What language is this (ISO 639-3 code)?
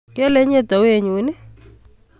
kln